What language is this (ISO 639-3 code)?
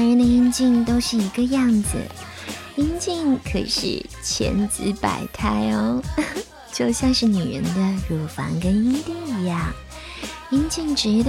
zho